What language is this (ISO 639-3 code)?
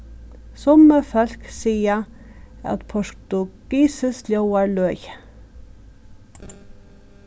fao